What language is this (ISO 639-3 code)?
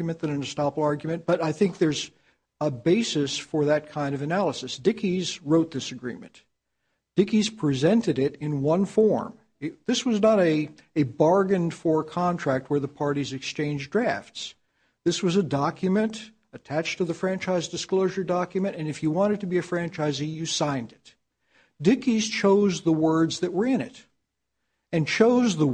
eng